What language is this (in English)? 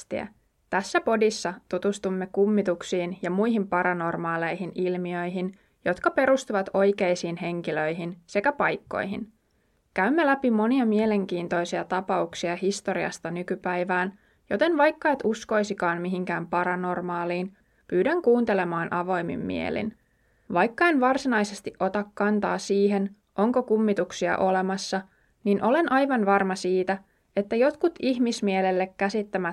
Finnish